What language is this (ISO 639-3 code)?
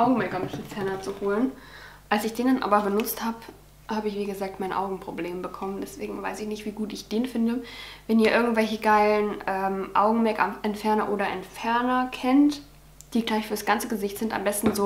deu